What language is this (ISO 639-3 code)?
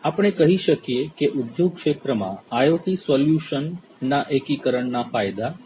guj